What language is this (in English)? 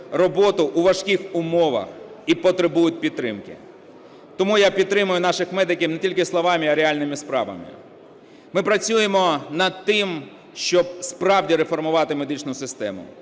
Ukrainian